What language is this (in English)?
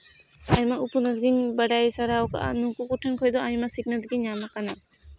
Santali